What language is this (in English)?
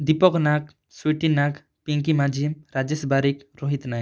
Odia